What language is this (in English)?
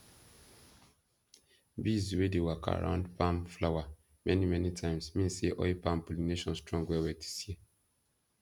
Nigerian Pidgin